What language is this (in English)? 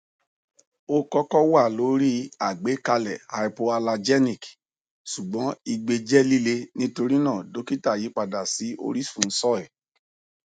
Yoruba